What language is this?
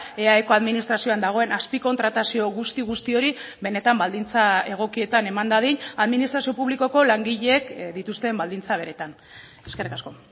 Basque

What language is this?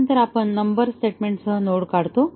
Marathi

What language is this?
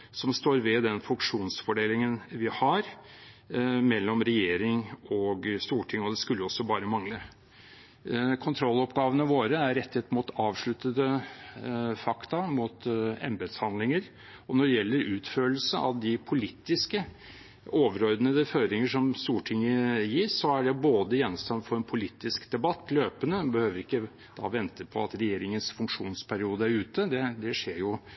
Norwegian Bokmål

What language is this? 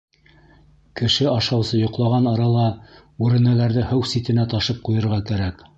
Bashkir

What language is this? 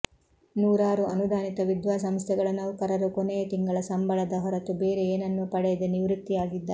Kannada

